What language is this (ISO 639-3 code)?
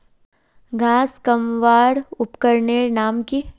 mag